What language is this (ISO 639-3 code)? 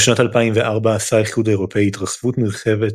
heb